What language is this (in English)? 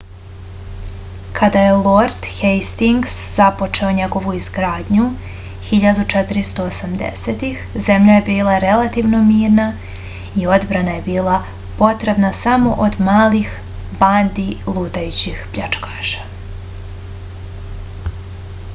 Serbian